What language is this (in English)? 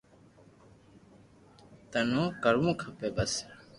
Loarki